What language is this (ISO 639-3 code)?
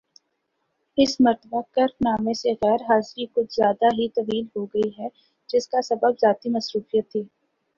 urd